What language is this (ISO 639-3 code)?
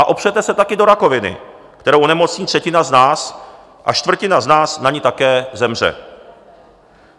ces